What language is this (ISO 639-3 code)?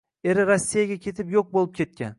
uzb